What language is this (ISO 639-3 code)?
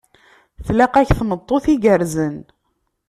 kab